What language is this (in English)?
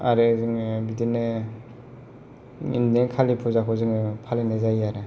Bodo